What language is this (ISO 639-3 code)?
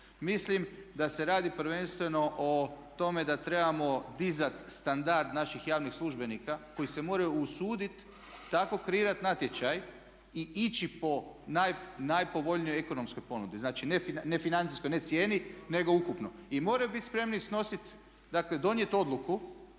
hrv